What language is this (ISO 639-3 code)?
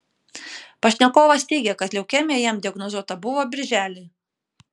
lit